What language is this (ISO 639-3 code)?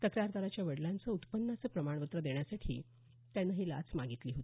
mar